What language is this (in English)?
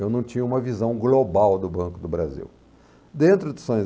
Portuguese